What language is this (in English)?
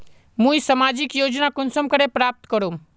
Magahi